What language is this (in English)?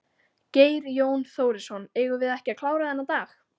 Icelandic